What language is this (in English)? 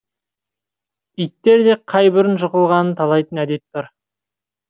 Kazakh